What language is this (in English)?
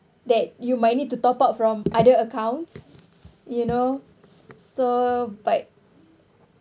English